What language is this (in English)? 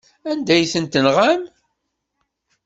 Kabyle